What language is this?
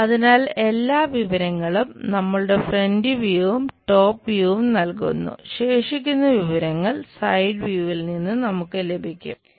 Malayalam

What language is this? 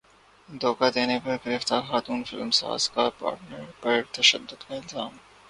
Urdu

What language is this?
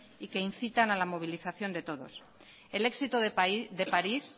Spanish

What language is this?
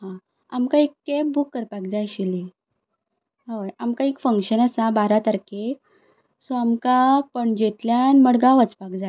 Konkani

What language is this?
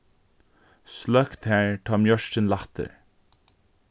Faroese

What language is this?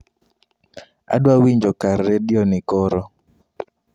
Luo (Kenya and Tanzania)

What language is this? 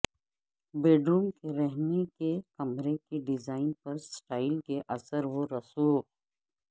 Urdu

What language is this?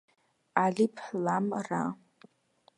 Georgian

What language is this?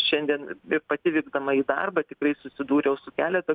Lithuanian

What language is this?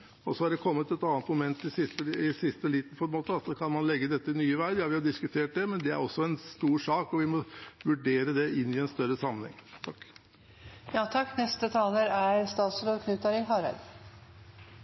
Norwegian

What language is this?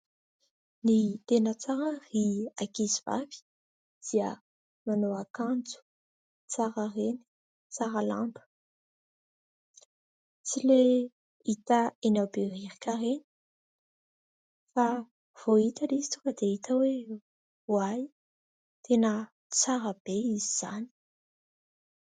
Malagasy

